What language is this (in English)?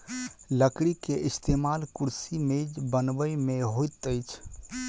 Maithili